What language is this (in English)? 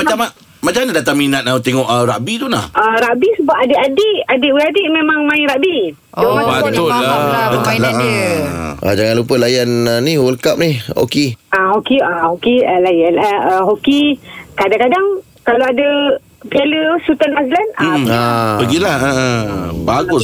Malay